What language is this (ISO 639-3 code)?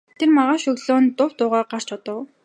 mon